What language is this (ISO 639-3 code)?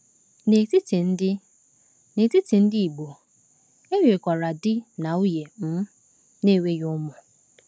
ibo